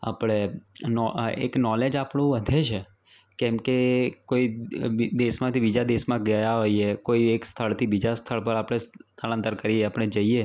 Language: Gujarati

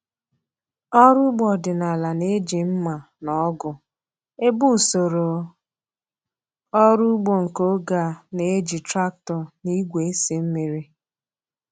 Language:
Igbo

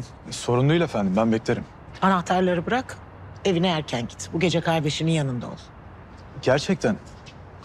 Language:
Turkish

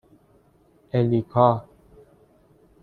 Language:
Persian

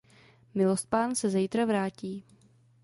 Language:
Czech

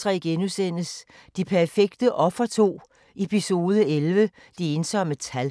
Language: Danish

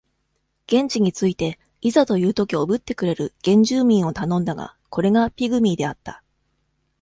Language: Japanese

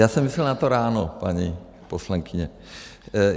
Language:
Czech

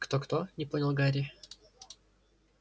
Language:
Russian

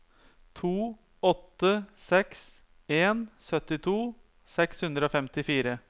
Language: Norwegian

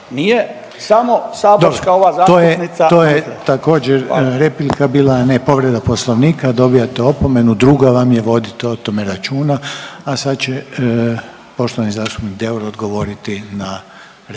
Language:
Croatian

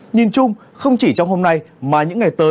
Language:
Vietnamese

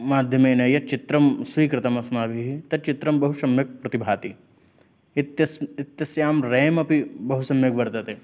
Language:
Sanskrit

